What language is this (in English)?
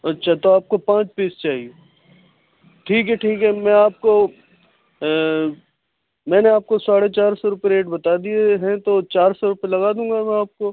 Urdu